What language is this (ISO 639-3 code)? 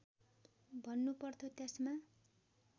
nep